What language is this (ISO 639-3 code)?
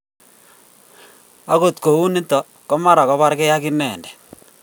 kln